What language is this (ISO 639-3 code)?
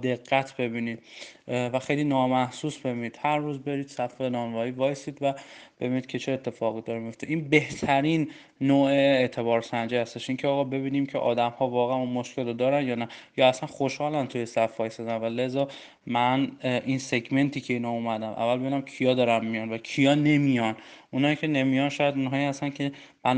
fas